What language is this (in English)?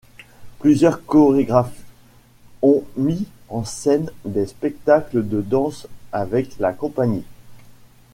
French